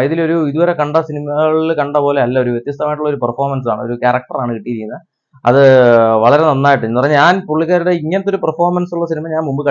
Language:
Thai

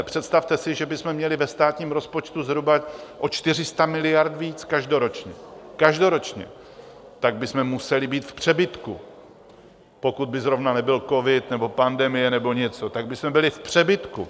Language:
Czech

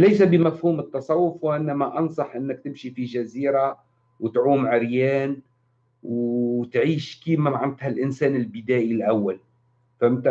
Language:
Arabic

